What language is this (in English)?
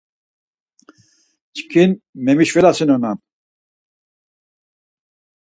Laz